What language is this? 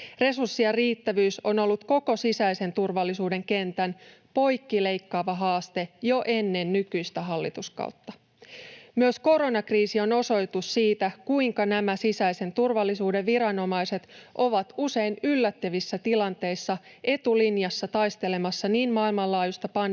Finnish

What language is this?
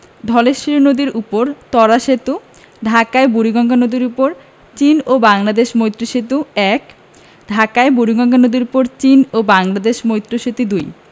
Bangla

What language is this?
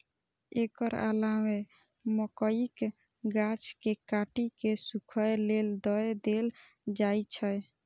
Maithili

